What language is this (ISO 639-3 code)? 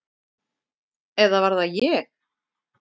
isl